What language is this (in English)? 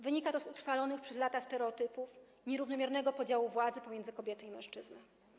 Polish